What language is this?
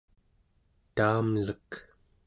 Central Yupik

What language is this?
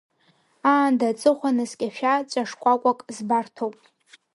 Abkhazian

